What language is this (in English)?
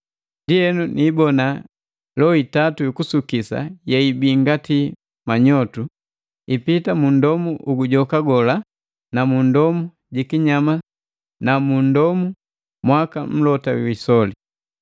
Matengo